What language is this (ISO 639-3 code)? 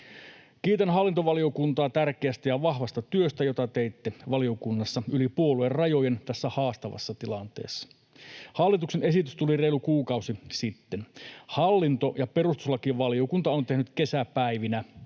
fin